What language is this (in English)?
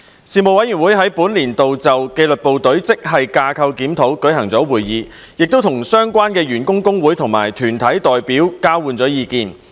Cantonese